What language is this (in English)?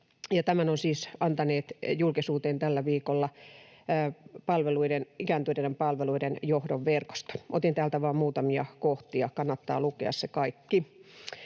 Finnish